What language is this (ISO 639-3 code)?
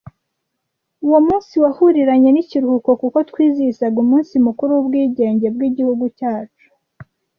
kin